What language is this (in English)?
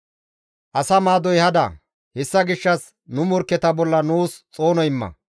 Gamo